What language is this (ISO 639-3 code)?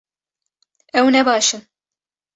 kur